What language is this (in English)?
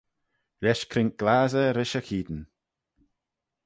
Manx